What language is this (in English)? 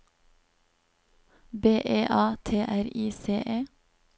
Norwegian